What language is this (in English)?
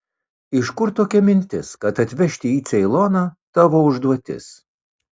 Lithuanian